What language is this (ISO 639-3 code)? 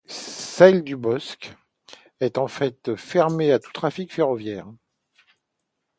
fra